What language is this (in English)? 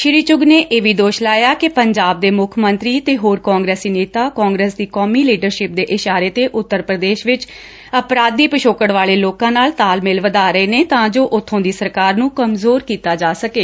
Punjabi